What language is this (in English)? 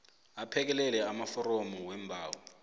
South Ndebele